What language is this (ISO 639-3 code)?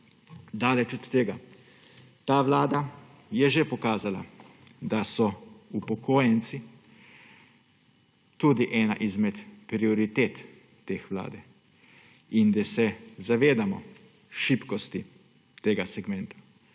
slv